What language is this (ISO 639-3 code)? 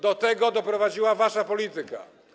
pol